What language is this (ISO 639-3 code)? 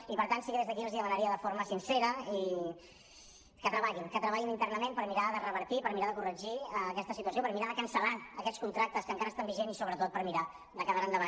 cat